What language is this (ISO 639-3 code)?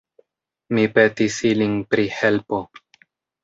epo